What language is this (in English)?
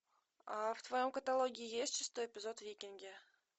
Russian